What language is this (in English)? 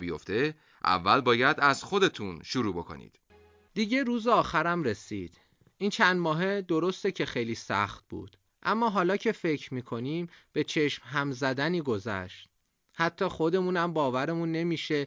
Persian